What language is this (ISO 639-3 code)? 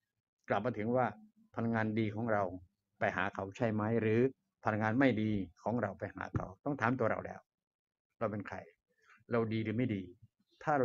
tha